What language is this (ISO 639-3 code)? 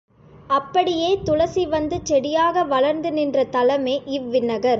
tam